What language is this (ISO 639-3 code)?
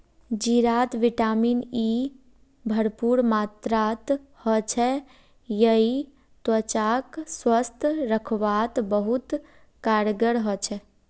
mag